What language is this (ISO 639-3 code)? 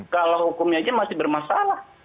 ind